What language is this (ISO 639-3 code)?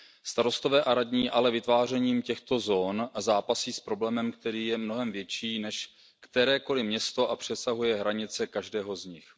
ces